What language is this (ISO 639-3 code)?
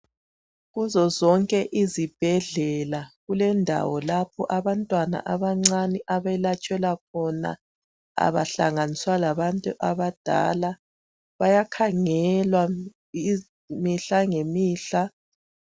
nde